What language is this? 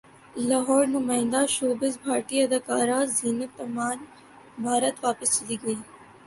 Urdu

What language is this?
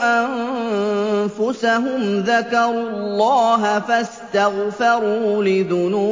Arabic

